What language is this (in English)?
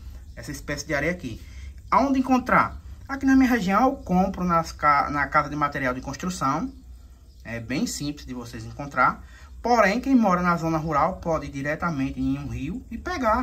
Portuguese